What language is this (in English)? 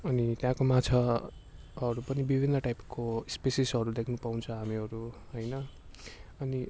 Nepali